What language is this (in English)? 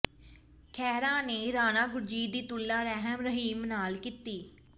Punjabi